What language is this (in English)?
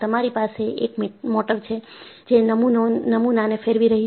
Gujarati